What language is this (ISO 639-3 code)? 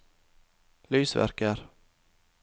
nor